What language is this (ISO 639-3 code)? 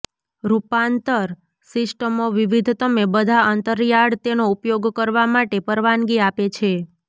guj